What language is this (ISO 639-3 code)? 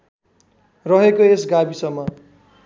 nep